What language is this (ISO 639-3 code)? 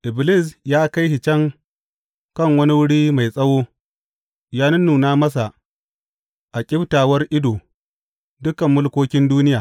hau